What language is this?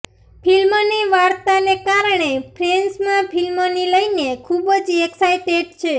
Gujarati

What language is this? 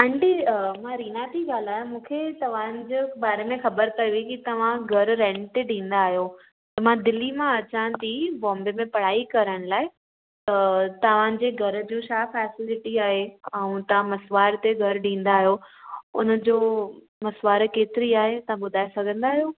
Sindhi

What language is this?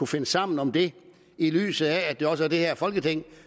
Danish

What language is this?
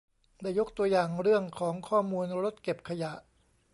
Thai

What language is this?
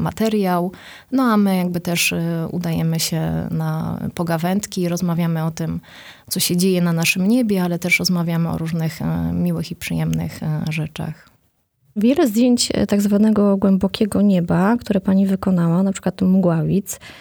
Polish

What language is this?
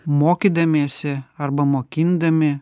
Lithuanian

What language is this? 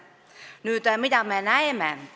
Estonian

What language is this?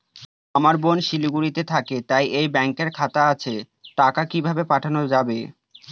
Bangla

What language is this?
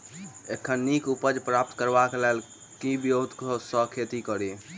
Maithili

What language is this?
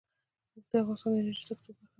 Pashto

